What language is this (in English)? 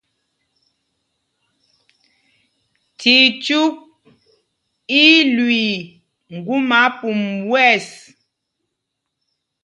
Mpumpong